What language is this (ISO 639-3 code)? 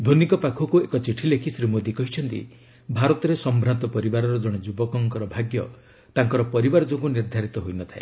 ori